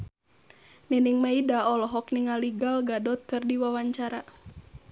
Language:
Sundanese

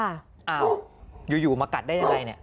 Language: Thai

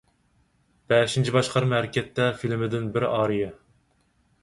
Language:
Uyghur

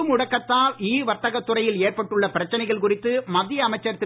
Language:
Tamil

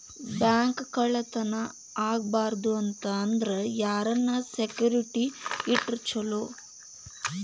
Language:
Kannada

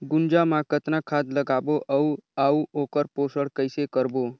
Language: Chhattisgarhi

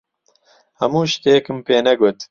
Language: Central Kurdish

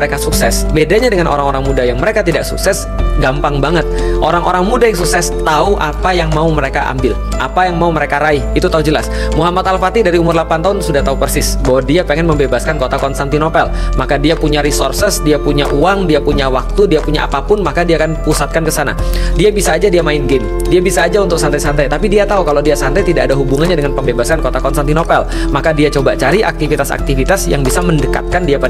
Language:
Indonesian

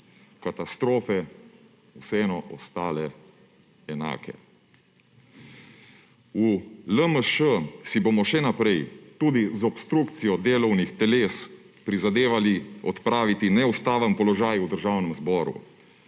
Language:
Slovenian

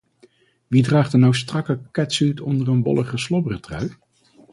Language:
Dutch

